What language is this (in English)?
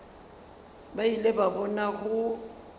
Northern Sotho